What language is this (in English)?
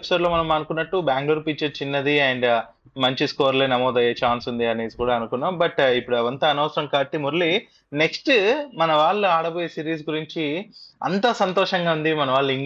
Telugu